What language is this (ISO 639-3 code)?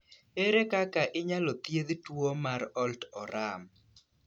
luo